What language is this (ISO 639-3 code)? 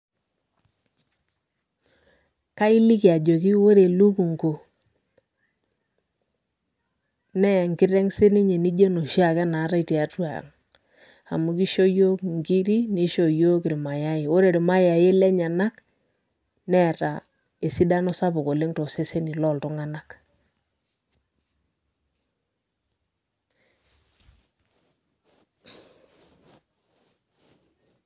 mas